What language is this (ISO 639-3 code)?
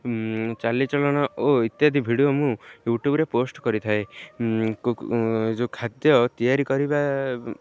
ori